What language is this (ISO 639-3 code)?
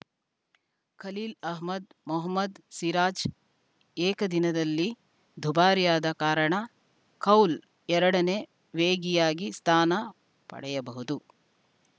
kan